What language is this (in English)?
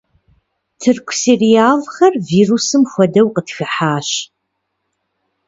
Kabardian